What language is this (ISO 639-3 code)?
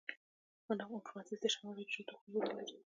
pus